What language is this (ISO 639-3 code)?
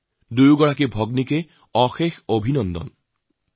asm